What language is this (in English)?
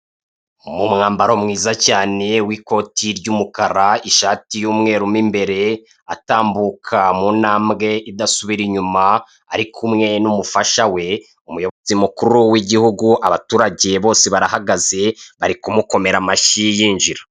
Kinyarwanda